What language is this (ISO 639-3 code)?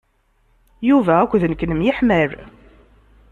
kab